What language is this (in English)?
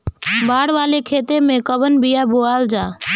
Bhojpuri